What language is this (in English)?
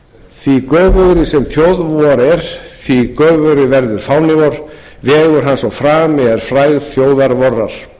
Icelandic